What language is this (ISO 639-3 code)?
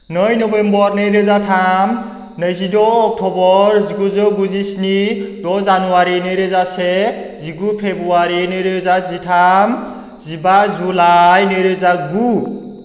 brx